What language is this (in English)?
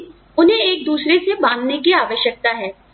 Hindi